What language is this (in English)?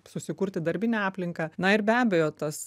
Lithuanian